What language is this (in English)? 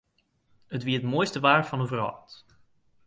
Western Frisian